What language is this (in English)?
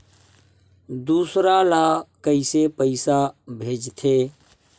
Chhattisgarhi